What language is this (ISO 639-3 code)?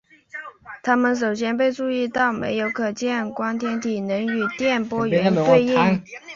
zho